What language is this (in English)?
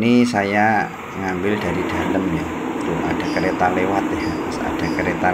Indonesian